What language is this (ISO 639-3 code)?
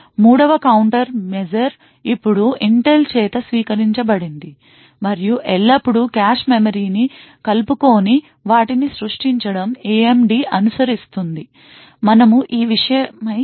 tel